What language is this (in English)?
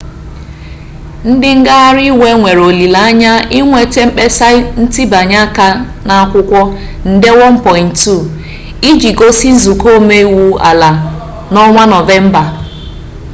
Igbo